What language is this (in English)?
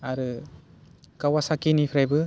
Bodo